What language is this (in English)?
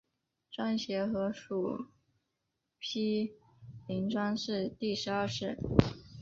Chinese